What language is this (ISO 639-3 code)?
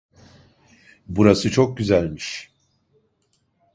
tur